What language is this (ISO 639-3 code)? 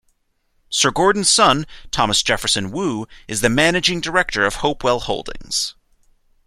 eng